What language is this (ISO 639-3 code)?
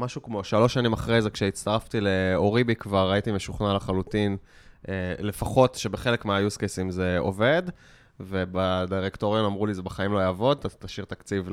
heb